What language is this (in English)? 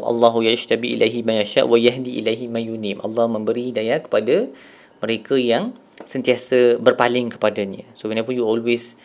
Malay